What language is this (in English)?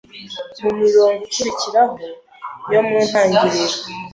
Kinyarwanda